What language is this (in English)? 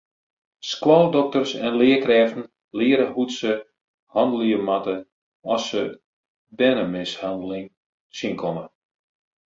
Western Frisian